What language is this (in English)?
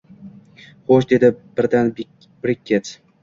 Uzbek